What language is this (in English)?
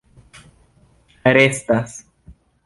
Esperanto